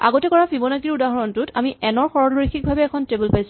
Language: Assamese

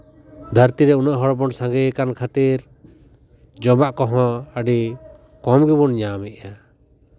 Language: Santali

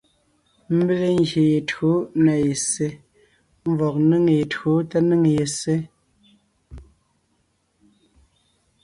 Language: Ngiemboon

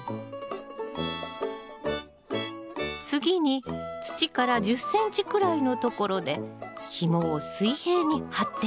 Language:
Japanese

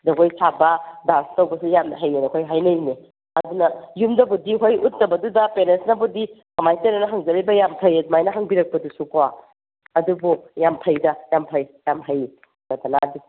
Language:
Manipuri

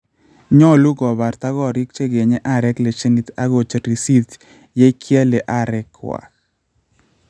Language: Kalenjin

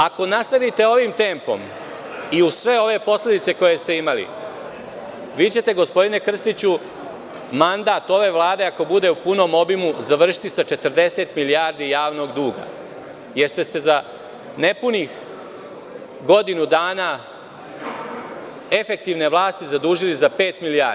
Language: Serbian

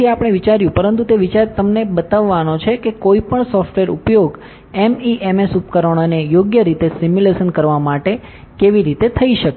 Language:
Gujarati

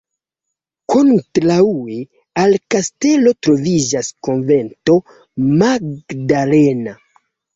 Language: Esperanto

